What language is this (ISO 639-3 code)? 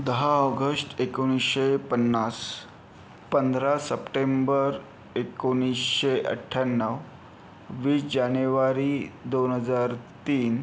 mar